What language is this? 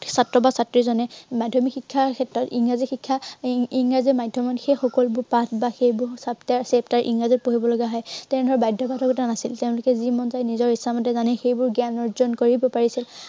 Assamese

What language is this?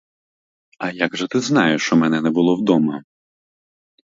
Ukrainian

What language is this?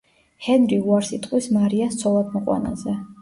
Georgian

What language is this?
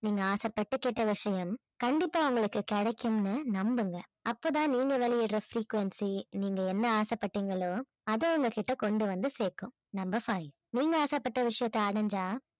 Tamil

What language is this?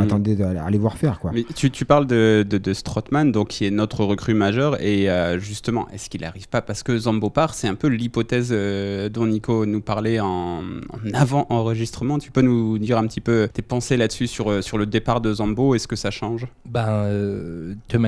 French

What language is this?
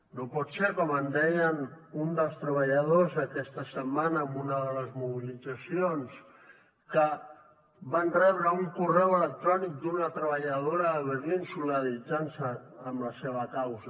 Catalan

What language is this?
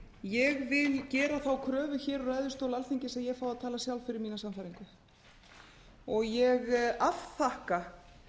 Icelandic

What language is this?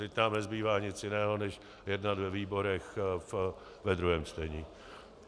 Czech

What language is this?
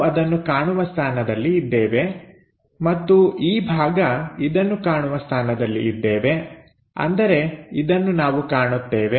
Kannada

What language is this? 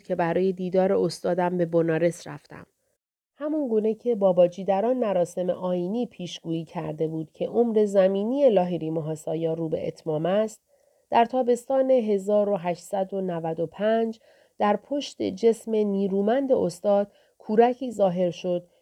Persian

